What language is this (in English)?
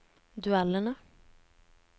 Norwegian